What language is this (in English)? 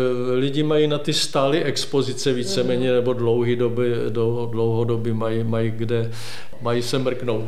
Czech